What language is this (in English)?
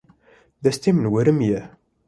Kurdish